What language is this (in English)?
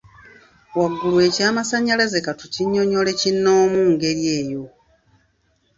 Ganda